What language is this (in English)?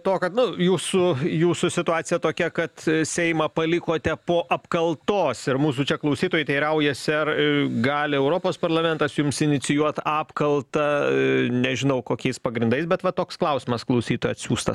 Lithuanian